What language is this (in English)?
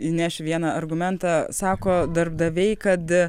Lithuanian